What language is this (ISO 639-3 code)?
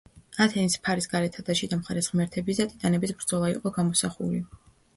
kat